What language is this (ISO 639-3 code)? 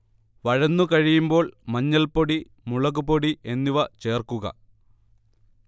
mal